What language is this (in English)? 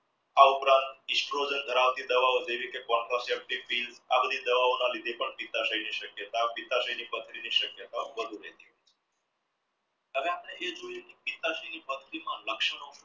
Gujarati